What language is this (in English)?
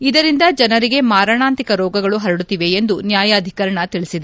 Kannada